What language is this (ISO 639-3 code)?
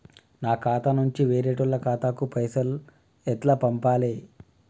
tel